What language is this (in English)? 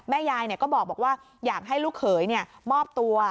Thai